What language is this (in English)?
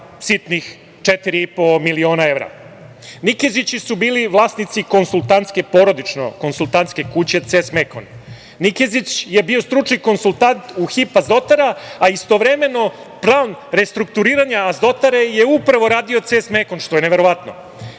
Serbian